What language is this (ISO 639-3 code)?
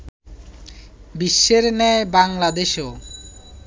ben